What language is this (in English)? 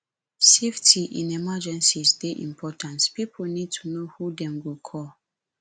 Nigerian Pidgin